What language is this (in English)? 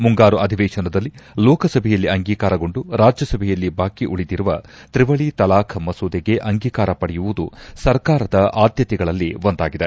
Kannada